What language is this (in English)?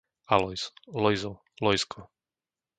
Slovak